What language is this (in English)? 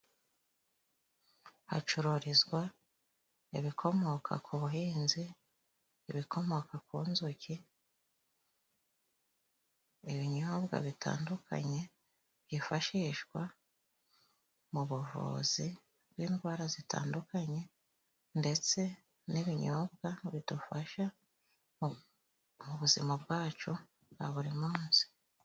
Kinyarwanda